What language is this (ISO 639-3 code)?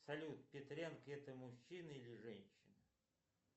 rus